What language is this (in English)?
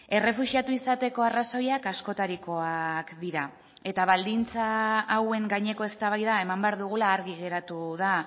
Basque